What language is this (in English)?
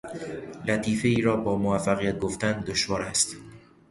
Persian